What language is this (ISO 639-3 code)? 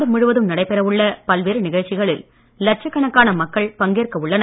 tam